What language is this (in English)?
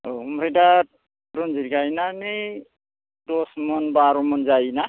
Bodo